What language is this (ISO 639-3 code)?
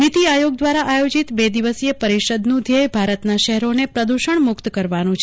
guj